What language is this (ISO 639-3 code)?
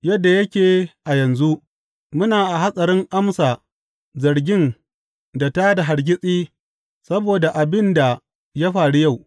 hau